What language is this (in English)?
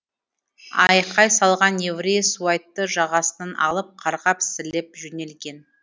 Kazakh